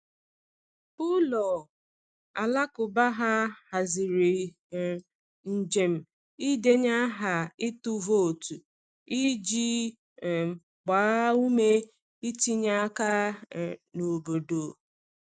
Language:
Igbo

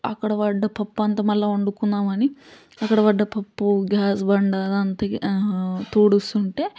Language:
Telugu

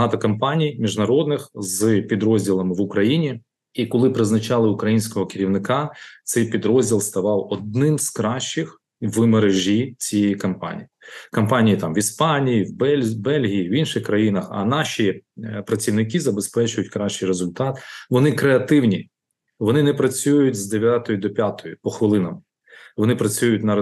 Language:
Ukrainian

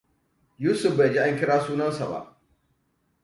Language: Hausa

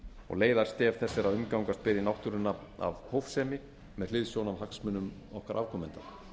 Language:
Icelandic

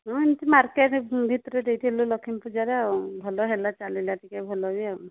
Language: Odia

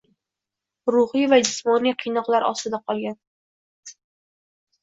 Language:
Uzbek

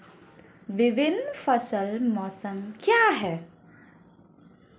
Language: Hindi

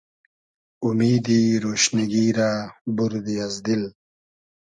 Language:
Hazaragi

